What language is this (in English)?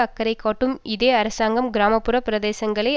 Tamil